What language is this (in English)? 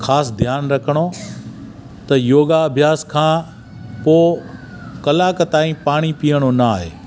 Sindhi